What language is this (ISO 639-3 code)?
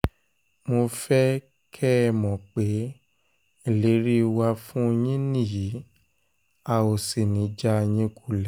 yor